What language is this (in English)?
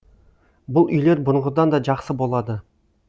Kazakh